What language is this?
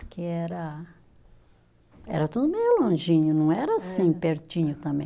Portuguese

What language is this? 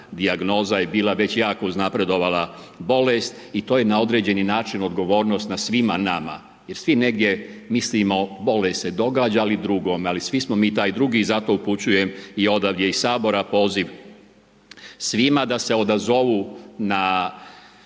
Croatian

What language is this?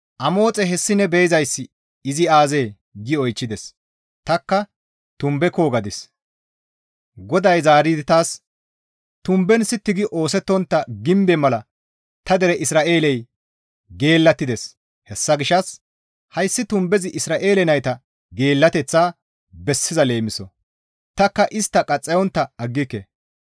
Gamo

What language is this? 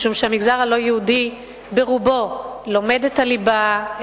Hebrew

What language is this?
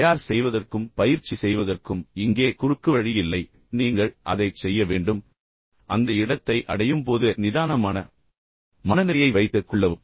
Tamil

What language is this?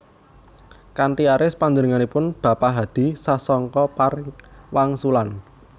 Javanese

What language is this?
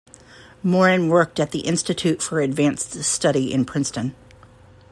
English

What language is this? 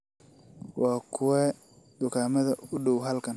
Somali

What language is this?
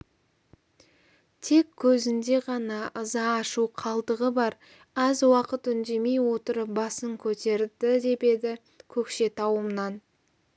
Kazakh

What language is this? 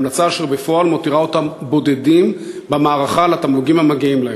Hebrew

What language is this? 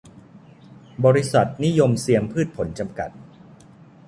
Thai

